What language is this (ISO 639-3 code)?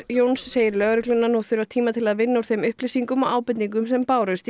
isl